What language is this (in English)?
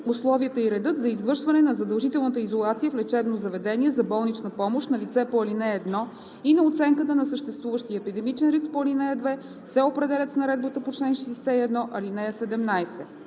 Bulgarian